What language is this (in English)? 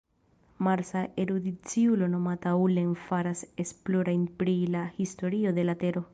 Esperanto